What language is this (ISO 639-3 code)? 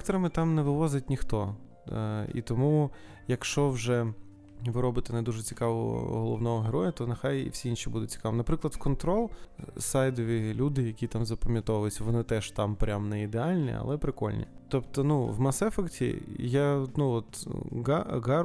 ukr